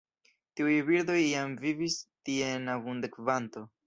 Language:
Esperanto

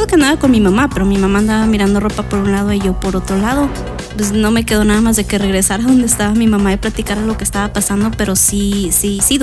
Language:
Spanish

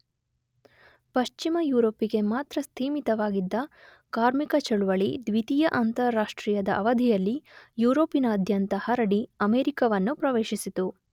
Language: Kannada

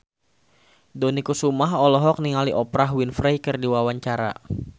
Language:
Sundanese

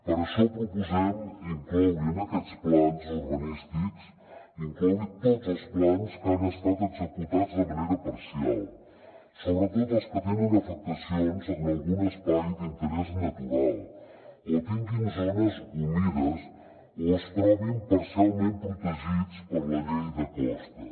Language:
Catalan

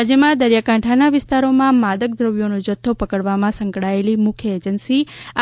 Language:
Gujarati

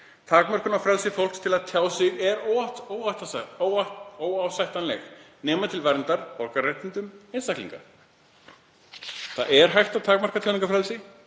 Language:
Icelandic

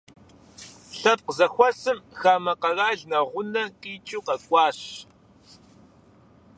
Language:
Kabardian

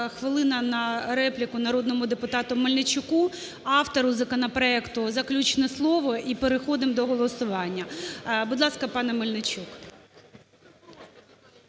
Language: Ukrainian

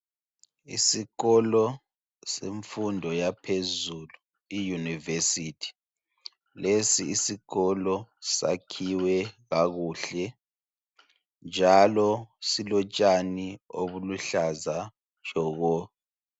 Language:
North Ndebele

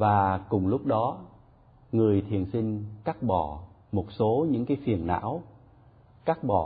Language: Vietnamese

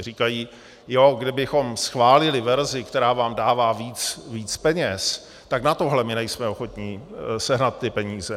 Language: Czech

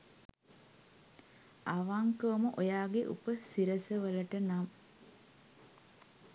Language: Sinhala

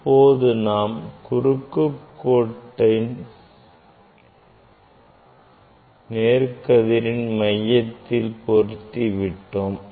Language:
Tamil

